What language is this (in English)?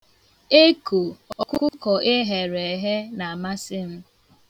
Igbo